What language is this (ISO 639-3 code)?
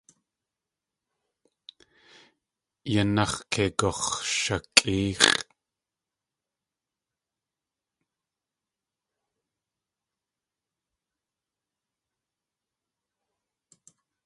tli